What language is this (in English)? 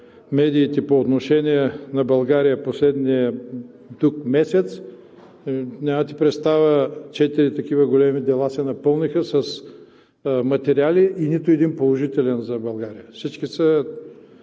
Bulgarian